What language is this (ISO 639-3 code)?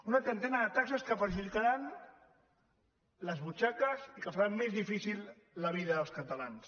cat